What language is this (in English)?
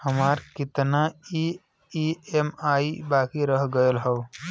Bhojpuri